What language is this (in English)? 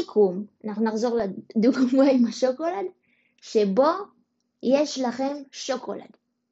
Hebrew